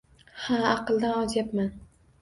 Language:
Uzbek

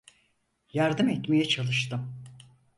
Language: Turkish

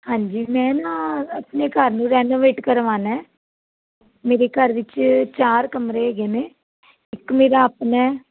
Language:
Punjabi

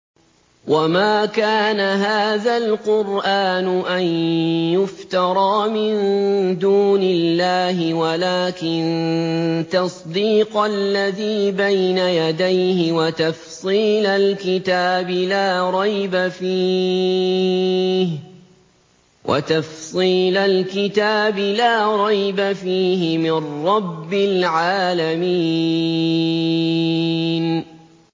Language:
Arabic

